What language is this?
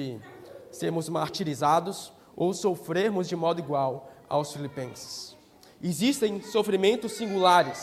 Portuguese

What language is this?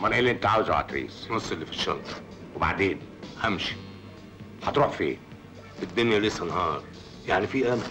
Arabic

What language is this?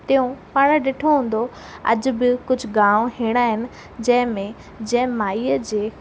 Sindhi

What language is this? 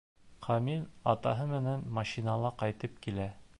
Bashkir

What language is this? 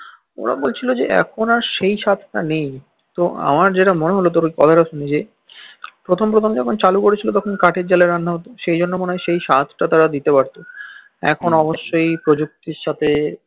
Bangla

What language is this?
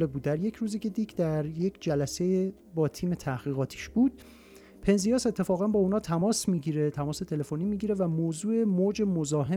Persian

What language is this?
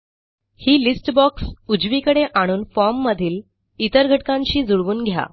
Marathi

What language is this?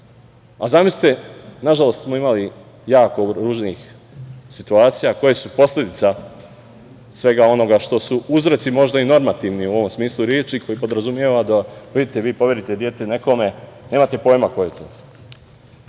Serbian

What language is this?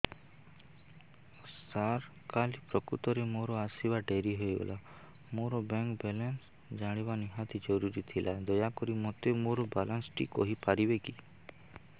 Odia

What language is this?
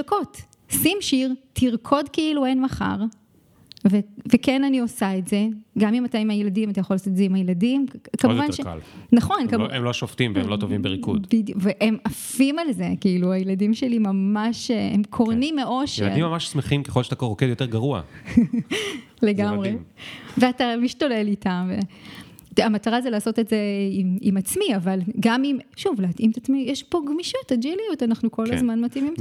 Hebrew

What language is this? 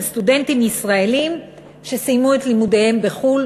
Hebrew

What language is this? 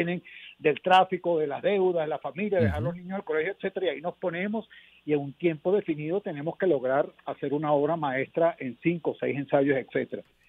Spanish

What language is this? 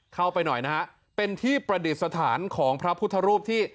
Thai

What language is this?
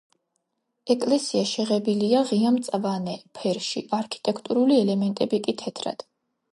Georgian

